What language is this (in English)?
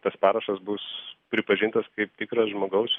Lithuanian